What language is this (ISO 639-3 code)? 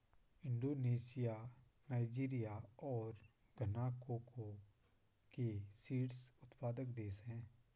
hin